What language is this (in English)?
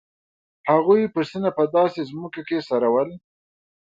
Pashto